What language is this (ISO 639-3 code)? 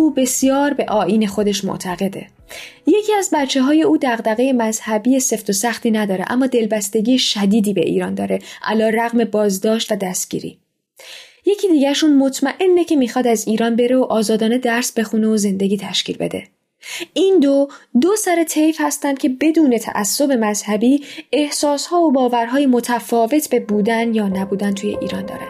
fas